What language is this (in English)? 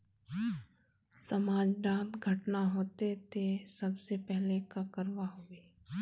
Magahi